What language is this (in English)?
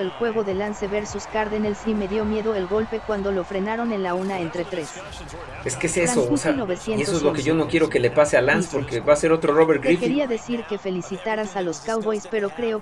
Spanish